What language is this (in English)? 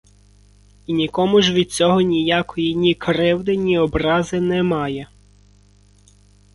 Ukrainian